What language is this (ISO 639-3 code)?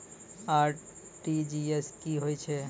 mai